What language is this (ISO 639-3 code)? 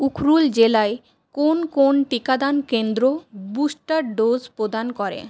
ben